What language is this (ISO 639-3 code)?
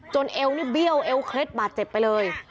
tha